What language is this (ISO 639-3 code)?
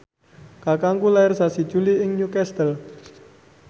jav